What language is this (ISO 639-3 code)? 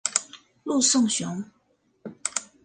zho